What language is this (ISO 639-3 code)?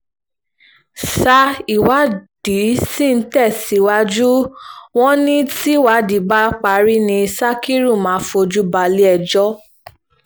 yor